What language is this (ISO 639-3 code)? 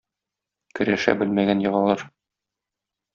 tat